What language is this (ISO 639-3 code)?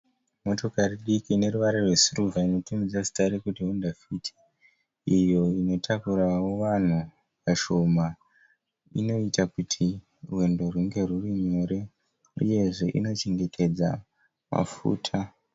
sna